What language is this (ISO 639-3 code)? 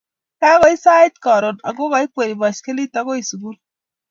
kln